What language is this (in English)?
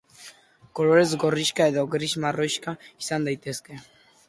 Basque